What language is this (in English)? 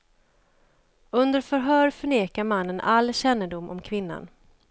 Swedish